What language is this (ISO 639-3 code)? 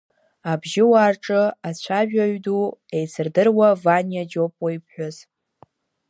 abk